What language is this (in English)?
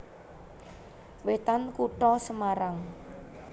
Javanese